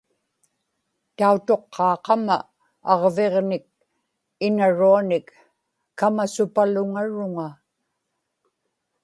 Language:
Inupiaq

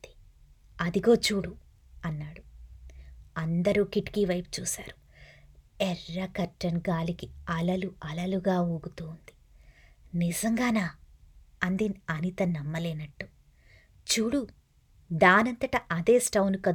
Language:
Telugu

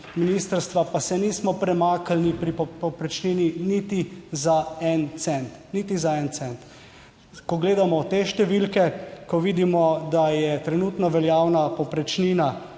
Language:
Slovenian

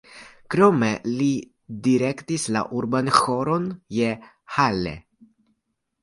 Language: Esperanto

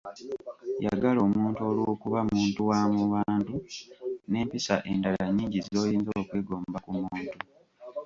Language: Ganda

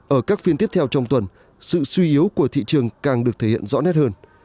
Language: Vietnamese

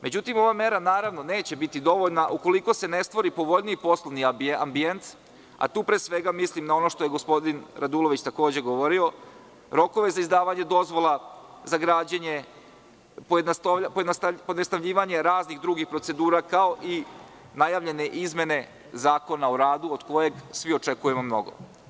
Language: Serbian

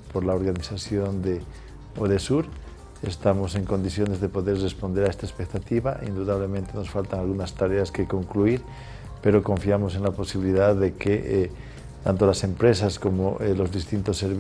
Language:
Spanish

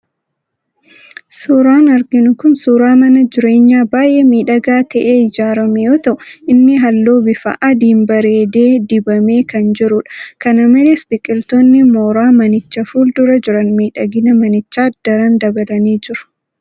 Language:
Oromo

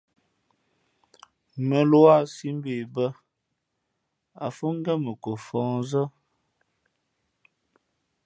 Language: Fe'fe'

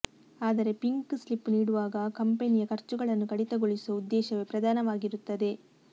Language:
Kannada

